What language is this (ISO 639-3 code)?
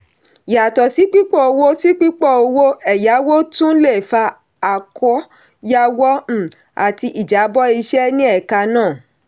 yor